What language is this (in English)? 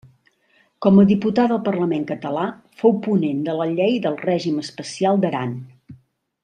Catalan